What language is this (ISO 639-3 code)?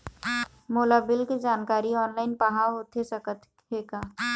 hne